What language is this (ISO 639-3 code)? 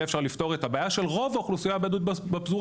heb